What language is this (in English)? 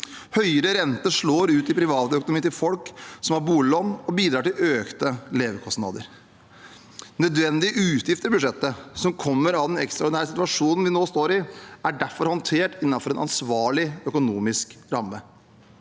Norwegian